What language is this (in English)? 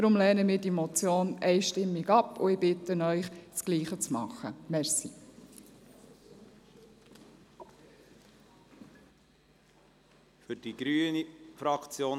Swiss German